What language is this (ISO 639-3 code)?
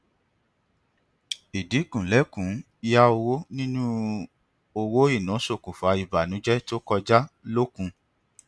yor